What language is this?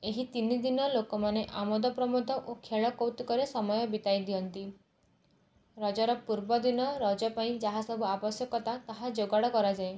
Odia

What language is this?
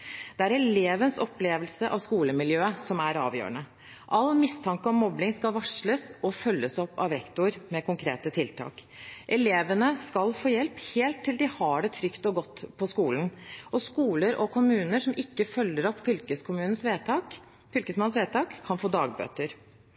Norwegian Bokmål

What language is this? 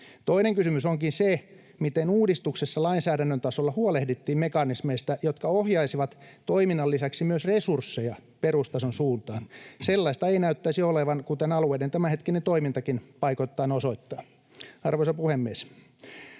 Finnish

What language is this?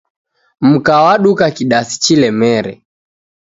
Taita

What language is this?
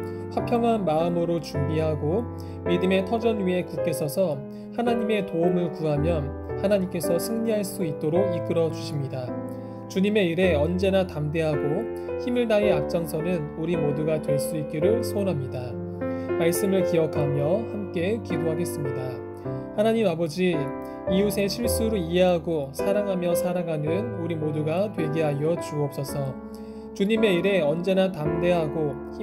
Korean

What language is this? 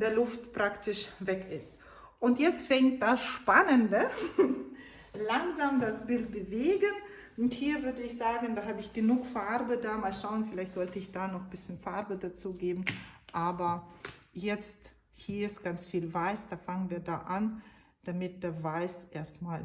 German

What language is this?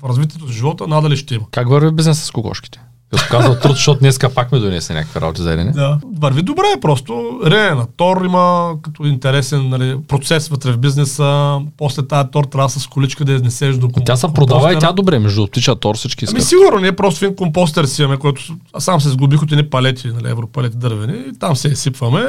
Bulgarian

